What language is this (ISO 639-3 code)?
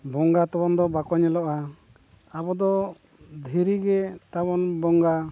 sat